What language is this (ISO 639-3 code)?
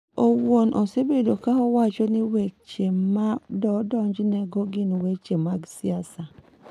luo